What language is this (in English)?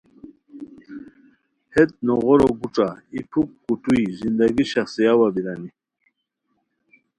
Khowar